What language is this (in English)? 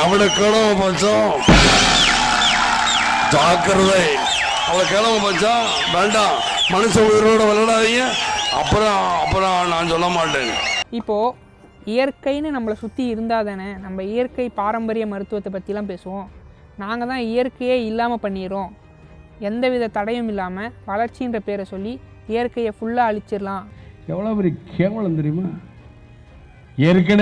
Tamil